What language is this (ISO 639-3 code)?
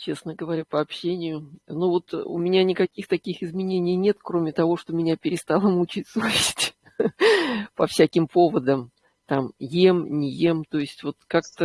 rus